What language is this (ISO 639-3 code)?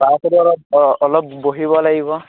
asm